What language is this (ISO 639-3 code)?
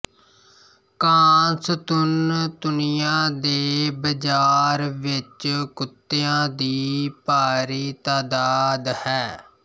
pan